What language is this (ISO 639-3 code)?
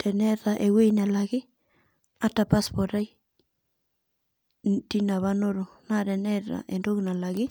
mas